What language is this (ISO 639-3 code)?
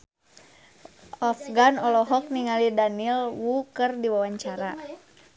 sun